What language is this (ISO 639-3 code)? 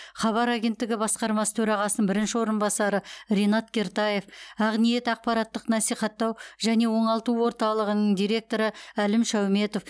kaz